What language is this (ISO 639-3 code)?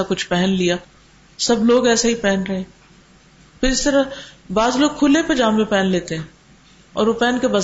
urd